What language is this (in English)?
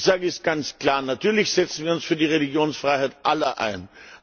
German